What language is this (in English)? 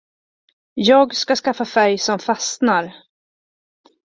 Swedish